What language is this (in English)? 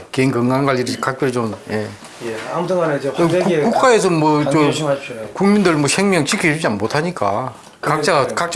Korean